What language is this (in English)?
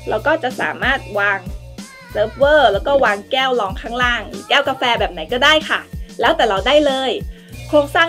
Thai